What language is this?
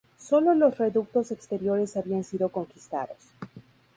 Spanish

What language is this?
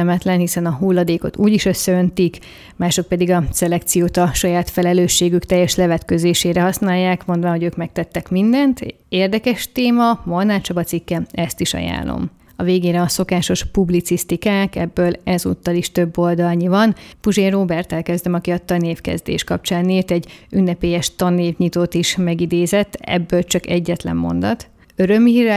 Hungarian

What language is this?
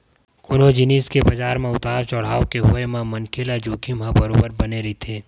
Chhattisgarhi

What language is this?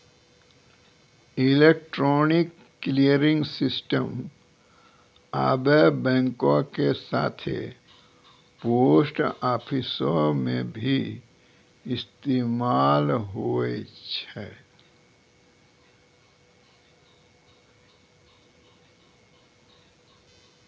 Maithili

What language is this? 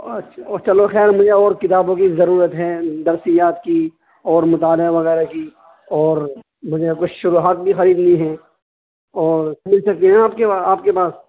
Urdu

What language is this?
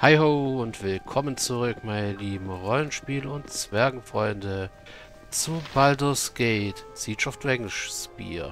German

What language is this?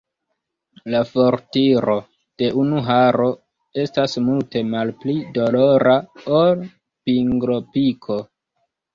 Esperanto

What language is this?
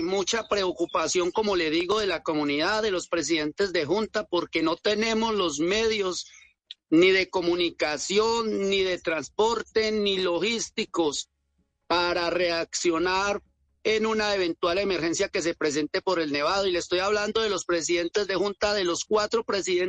Spanish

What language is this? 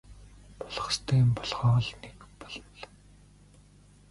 Mongolian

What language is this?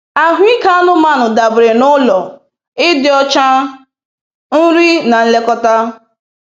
Igbo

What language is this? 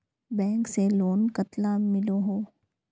Magahi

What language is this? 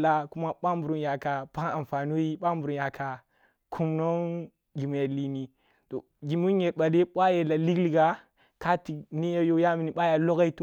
Kulung (Nigeria)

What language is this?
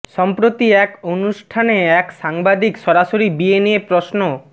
Bangla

